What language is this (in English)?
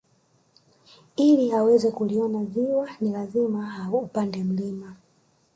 Swahili